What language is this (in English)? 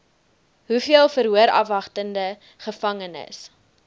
Afrikaans